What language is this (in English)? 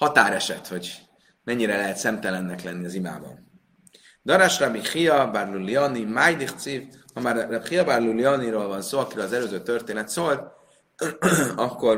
Hungarian